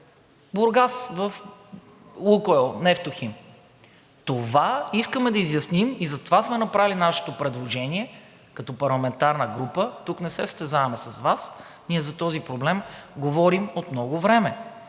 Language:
Bulgarian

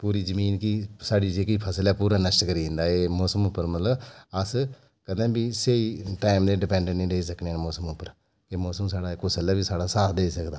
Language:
Dogri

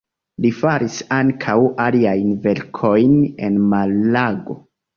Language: Esperanto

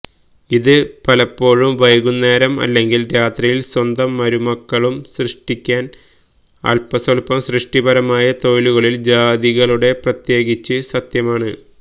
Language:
Malayalam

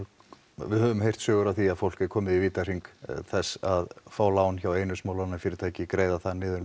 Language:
Icelandic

